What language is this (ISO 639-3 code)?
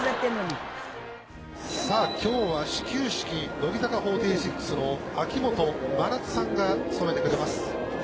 jpn